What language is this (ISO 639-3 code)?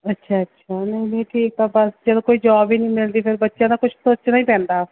pan